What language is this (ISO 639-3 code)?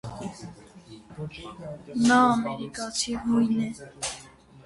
hye